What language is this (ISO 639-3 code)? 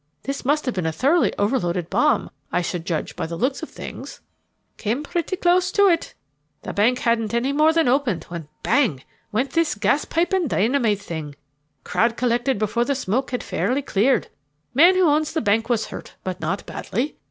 eng